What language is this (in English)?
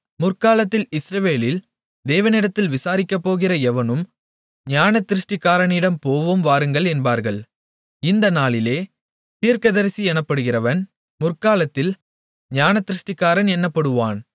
Tamil